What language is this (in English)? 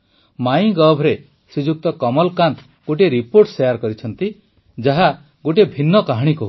Odia